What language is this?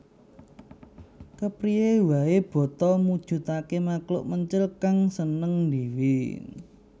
Javanese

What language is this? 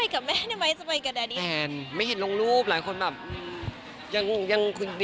Thai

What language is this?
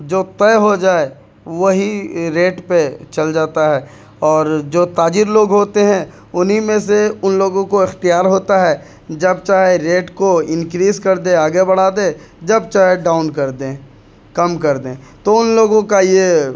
Urdu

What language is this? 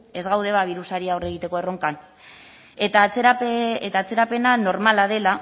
Basque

